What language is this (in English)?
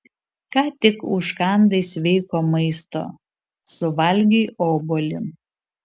Lithuanian